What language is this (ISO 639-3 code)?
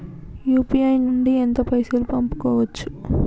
tel